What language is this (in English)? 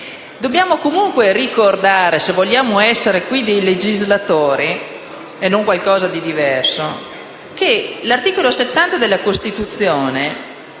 Italian